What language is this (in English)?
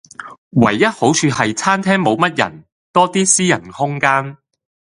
Cantonese